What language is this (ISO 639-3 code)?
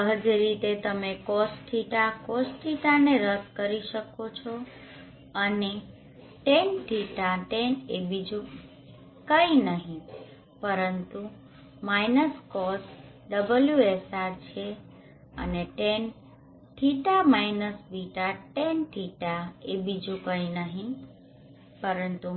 guj